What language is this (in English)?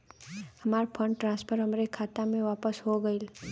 Bhojpuri